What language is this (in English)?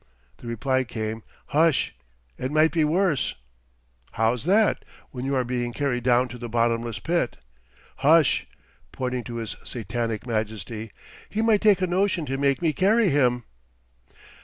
English